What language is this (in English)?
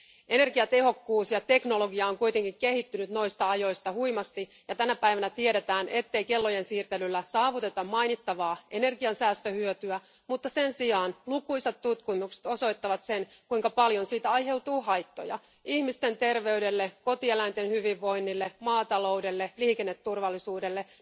Finnish